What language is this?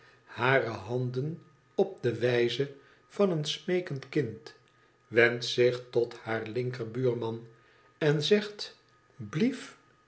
Dutch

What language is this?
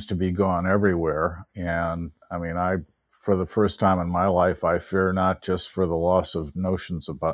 English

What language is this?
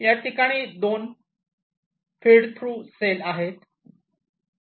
Marathi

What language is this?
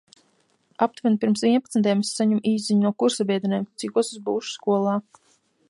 Latvian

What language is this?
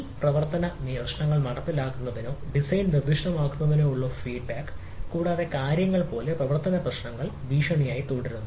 Malayalam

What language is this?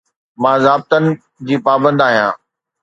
Sindhi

